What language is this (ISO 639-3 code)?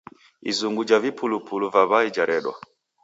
dav